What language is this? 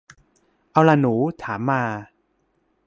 Thai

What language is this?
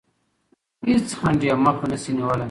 Pashto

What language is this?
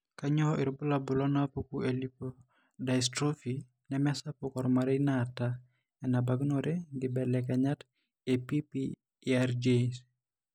Masai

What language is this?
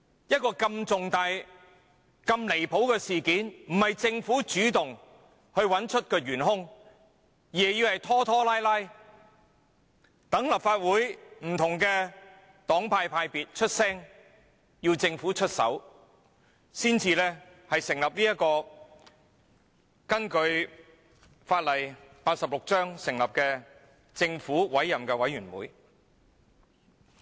Cantonese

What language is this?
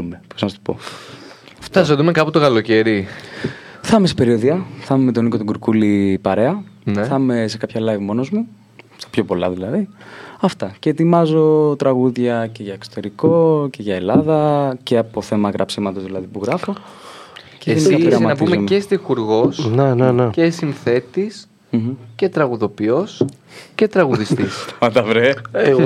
Greek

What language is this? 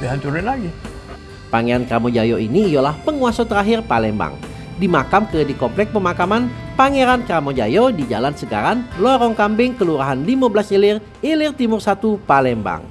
Indonesian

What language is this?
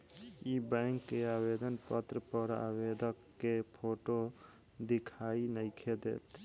Bhojpuri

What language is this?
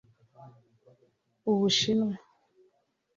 Kinyarwanda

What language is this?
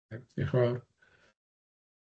Welsh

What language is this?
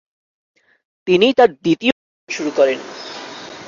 Bangla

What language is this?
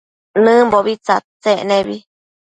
Matsés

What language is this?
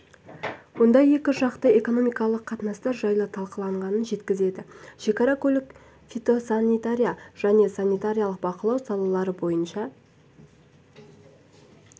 Kazakh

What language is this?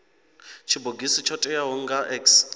Venda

